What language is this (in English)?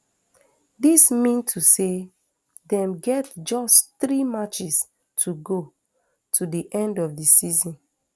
Nigerian Pidgin